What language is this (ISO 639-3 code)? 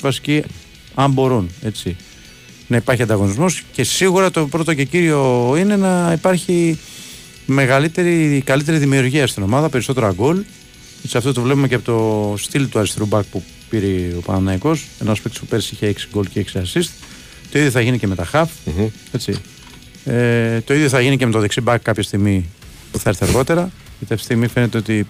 ell